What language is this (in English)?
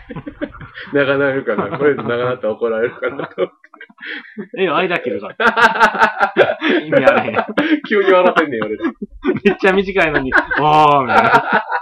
Japanese